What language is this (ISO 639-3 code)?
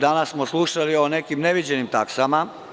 srp